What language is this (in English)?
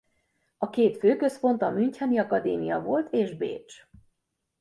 Hungarian